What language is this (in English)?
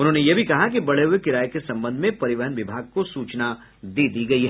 Hindi